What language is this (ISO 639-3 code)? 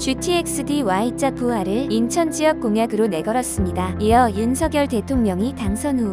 kor